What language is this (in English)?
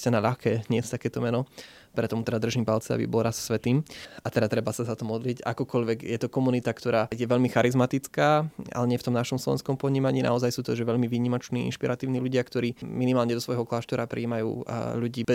Slovak